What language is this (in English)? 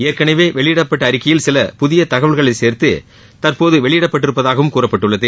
Tamil